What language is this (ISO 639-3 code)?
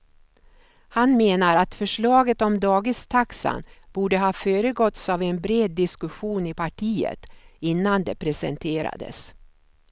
swe